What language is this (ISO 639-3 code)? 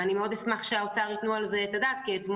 heb